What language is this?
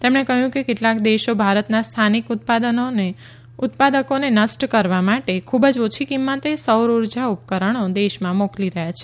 Gujarati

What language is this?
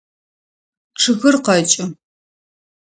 Adyghe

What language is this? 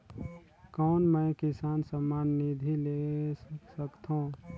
Chhattisgarhi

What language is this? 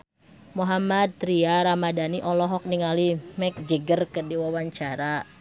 Sundanese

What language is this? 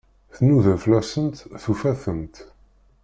Kabyle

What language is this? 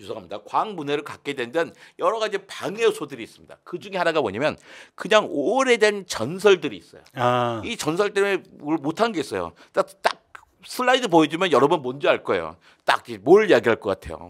Korean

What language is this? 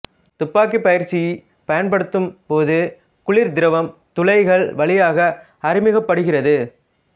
Tamil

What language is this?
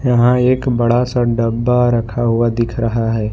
Hindi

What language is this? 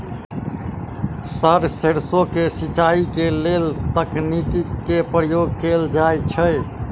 Maithili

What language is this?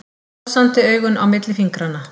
Icelandic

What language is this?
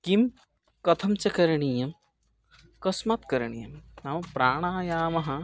Sanskrit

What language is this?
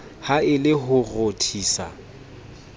Southern Sotho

